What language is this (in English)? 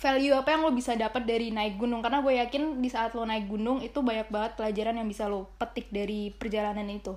Indonesian